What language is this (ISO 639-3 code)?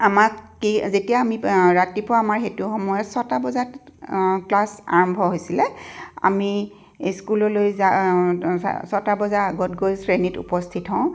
asm